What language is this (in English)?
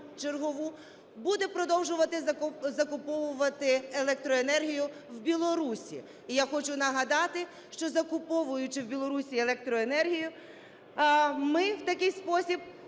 Ukrainian